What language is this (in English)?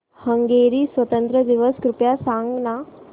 Marathi